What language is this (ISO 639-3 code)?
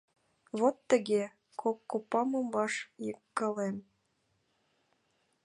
chm